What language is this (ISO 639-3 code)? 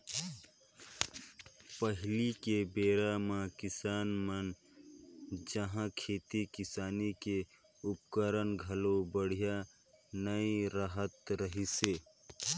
hne